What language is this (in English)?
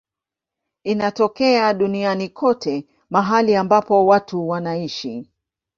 Swahili